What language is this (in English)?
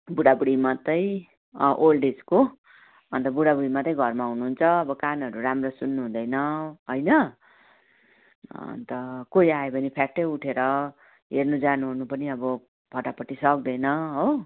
Nepali